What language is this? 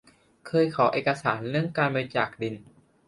Thai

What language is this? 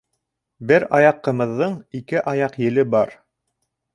Bashkir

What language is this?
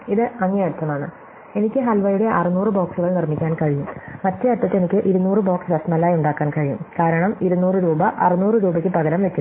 Malayalam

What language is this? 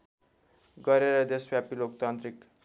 Nepali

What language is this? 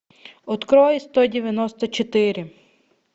Russian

